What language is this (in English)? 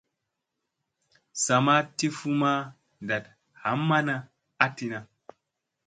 Musey